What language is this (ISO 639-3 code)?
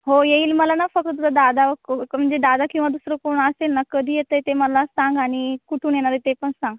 mar